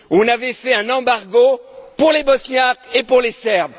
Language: French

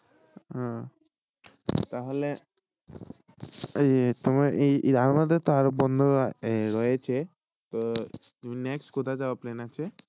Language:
Bangla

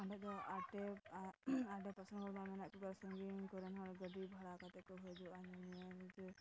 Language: Santali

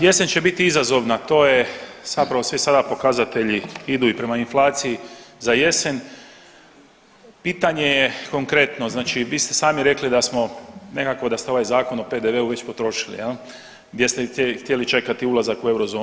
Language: Croatian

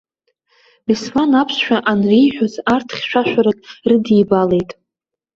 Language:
Abkhazian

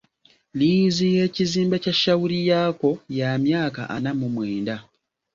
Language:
Ganda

